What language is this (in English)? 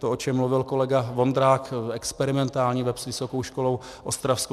Czech